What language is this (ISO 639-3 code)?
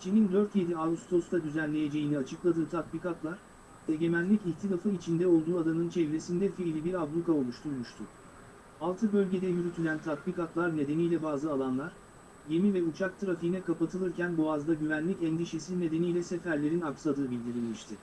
tur